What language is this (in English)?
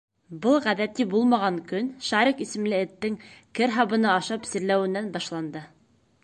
Bashkir